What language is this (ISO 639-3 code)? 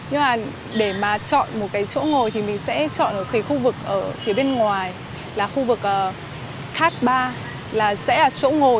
vie